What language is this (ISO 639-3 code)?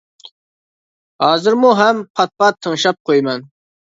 uig